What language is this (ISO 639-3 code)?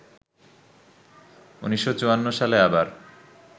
ben